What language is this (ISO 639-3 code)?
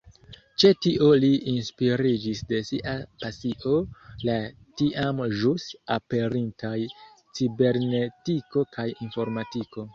epo